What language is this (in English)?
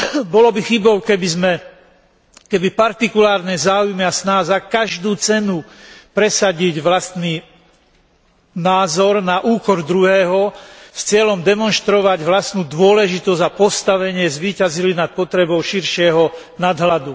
Slovak